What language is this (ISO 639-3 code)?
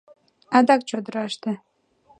chm